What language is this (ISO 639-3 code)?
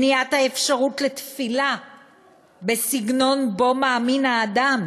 heb